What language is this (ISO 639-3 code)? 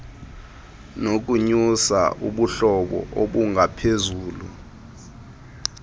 xho